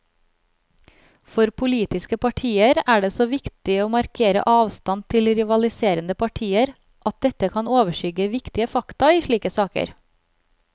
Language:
Norwegian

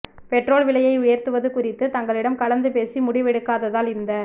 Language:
Tamil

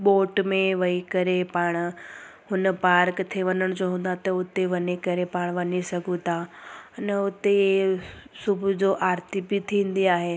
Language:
Sindhi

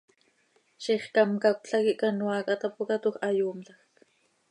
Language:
Seri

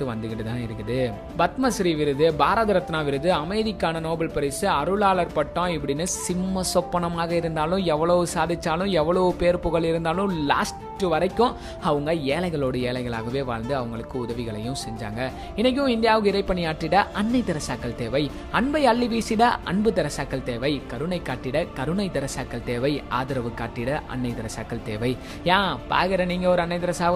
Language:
Tamil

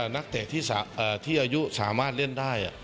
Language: Thai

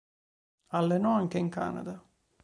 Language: Italian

